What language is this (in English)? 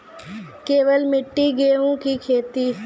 Maithili